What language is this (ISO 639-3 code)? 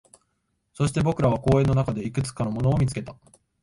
jpn